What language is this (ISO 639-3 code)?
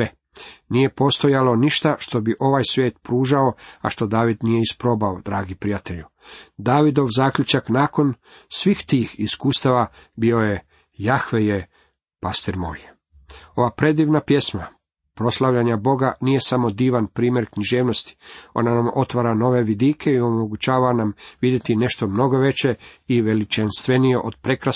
hrv